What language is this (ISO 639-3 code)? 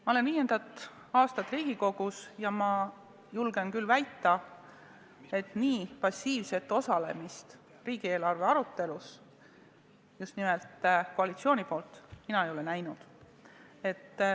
est